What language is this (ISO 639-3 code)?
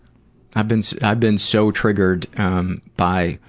eng